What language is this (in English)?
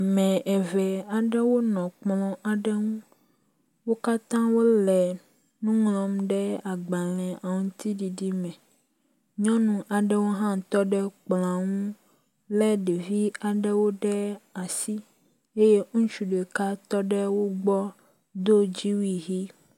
Ewe